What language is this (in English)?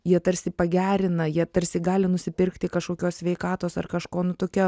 Lithuanian